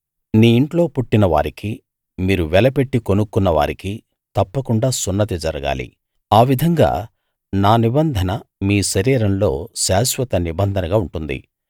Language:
Telugu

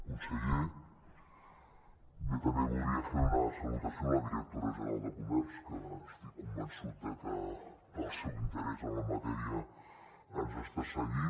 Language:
Catalan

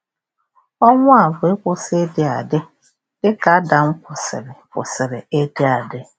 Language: Igbo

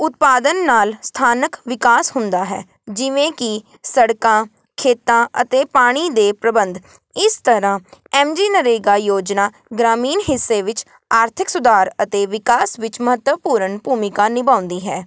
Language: Punjabi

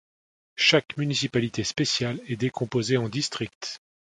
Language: French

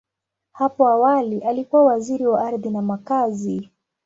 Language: Swahili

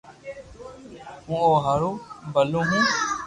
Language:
Loarki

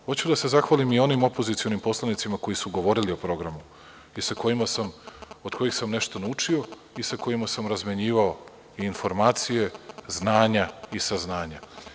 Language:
Serbian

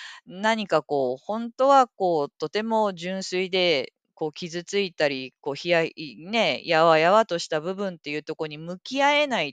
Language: Japanese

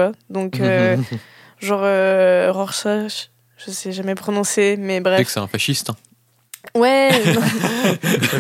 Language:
French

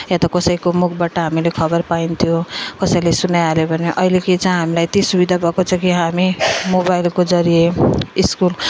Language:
Nepali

